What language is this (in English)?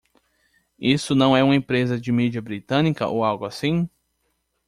Portuguese